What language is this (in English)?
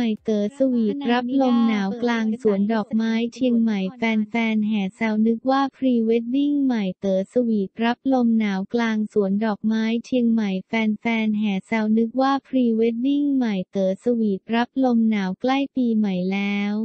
Thai